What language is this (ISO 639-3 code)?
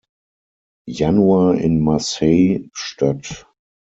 deu